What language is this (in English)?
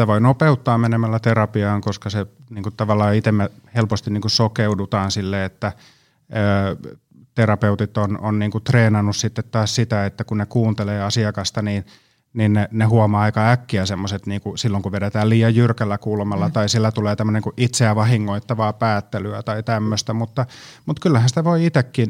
Finnish